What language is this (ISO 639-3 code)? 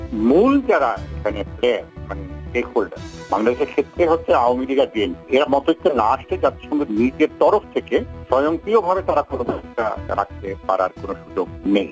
ben